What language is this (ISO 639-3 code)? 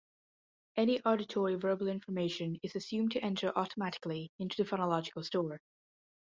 eng